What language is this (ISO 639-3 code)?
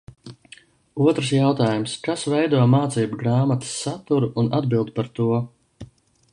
lav